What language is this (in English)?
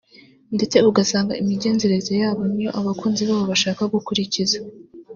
Kinyarwanda